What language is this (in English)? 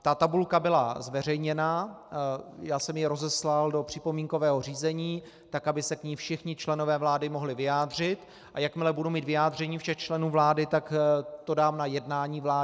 Czech